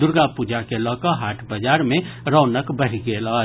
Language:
Maithili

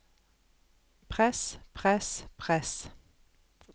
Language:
Norwegian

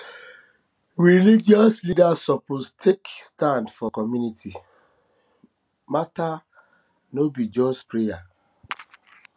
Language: Nigerian Pidgin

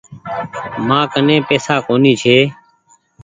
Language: Goaria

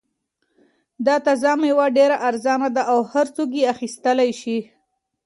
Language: Pashto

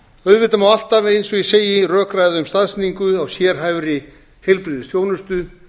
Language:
Icelandic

